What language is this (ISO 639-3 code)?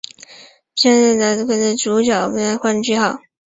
zho